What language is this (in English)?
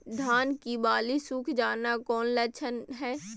Magahi